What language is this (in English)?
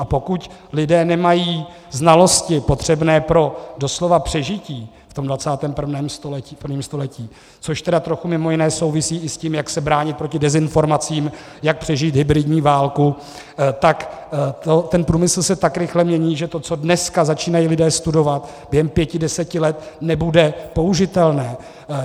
Czech